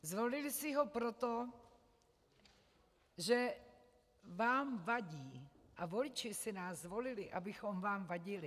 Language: Czech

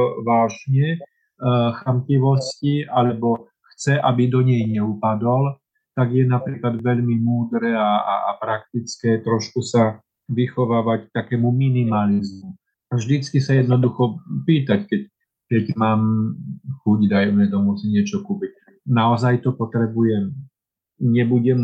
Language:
Slovak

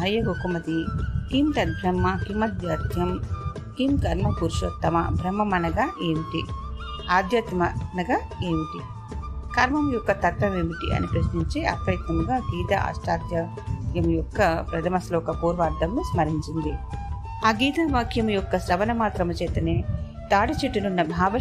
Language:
Telugu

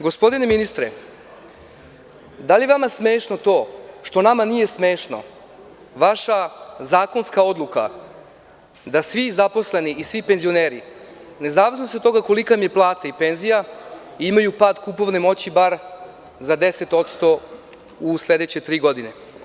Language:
Serbian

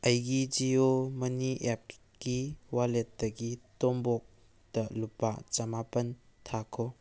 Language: Manipuri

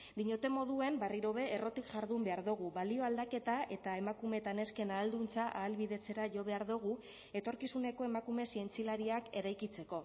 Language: Basque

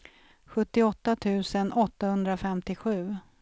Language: Swedish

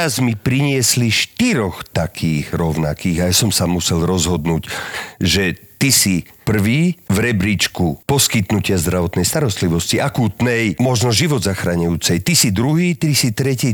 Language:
Slovak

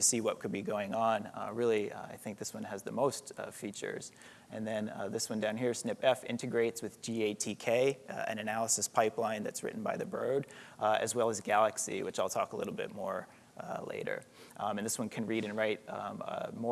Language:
English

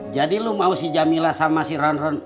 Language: Indonesian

